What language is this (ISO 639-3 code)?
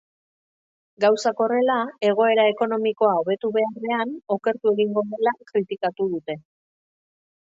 eus